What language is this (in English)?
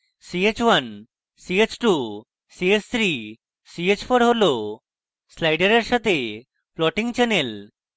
Bangla